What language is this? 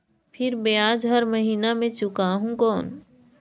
Chhattisgarhi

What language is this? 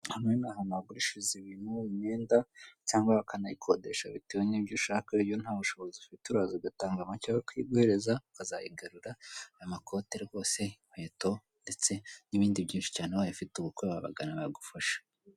Kinyarwanda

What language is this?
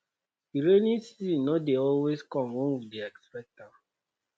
Nigerian Pidgin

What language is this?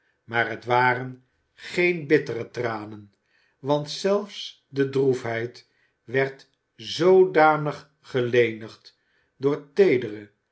Dutch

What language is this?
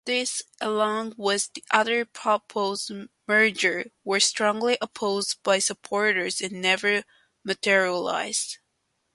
English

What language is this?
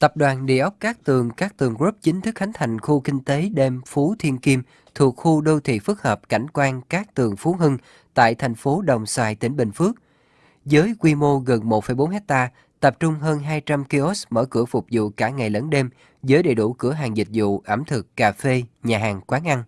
Vietnamese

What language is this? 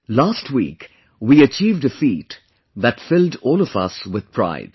English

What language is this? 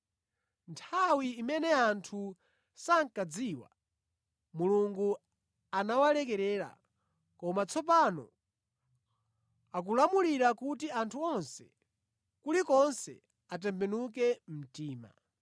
Nyanja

